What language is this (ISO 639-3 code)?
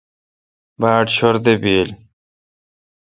xka